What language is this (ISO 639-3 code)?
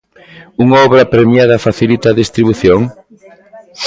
glg